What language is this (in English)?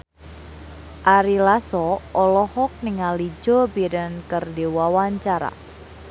Sundanese